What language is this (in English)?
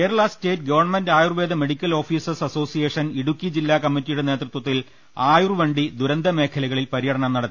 Malayalam